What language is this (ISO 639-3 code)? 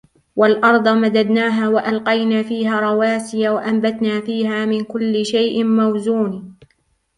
ara